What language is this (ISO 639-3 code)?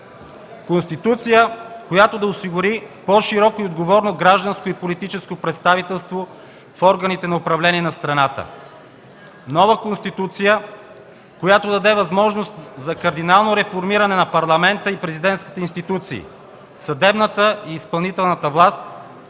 bul